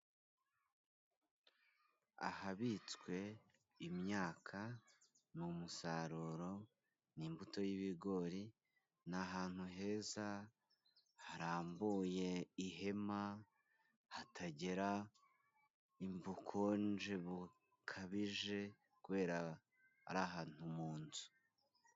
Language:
Kinyarwanda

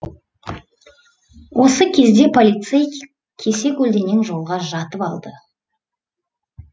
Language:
Kazakh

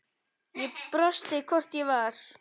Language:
Icelandic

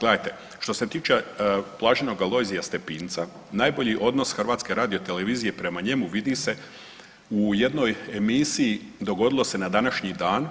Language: Croatian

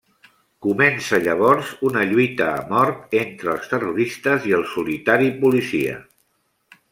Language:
Catalan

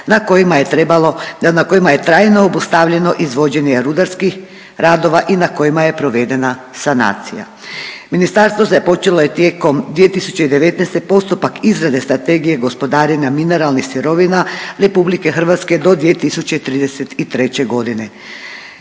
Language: Croatian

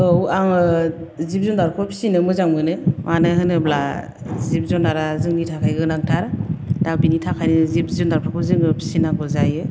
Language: Bodo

